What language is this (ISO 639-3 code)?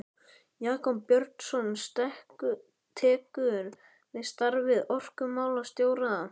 isl